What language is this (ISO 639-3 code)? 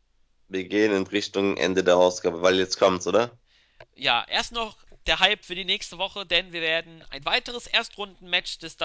deu